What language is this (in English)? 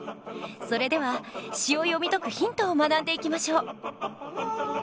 Japanese